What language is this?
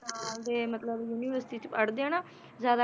Punjabi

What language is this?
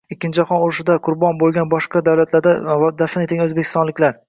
Uzbek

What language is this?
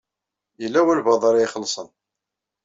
Kabyle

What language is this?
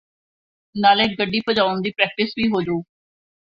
Punjabi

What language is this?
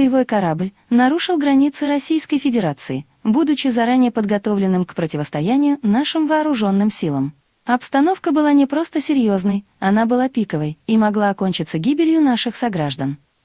Russian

